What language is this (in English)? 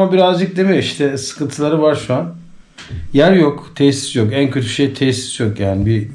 Turkish